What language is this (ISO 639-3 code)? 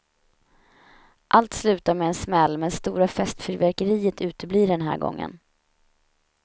swe